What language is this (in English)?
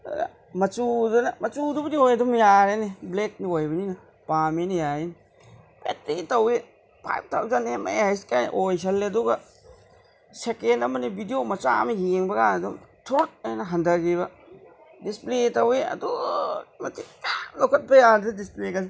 Manipuri